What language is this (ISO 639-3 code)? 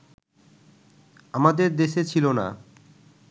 ben